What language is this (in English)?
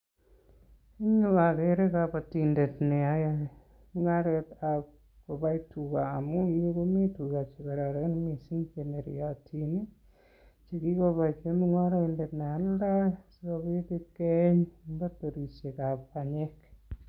Kalenjin